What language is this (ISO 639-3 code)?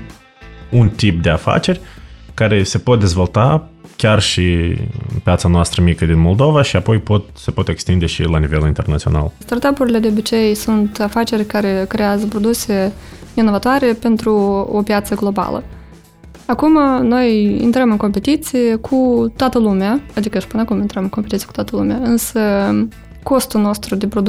ron